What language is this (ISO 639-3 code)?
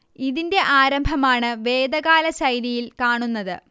mal